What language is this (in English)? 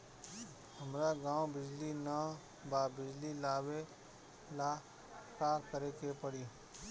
Bhojpuri